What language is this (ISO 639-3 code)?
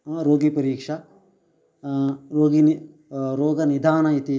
san